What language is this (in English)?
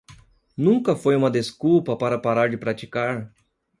Portuguese